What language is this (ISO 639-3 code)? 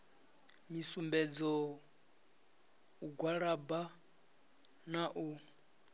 ven